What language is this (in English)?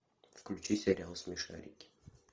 Russian